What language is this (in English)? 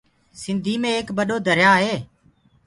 Gurgula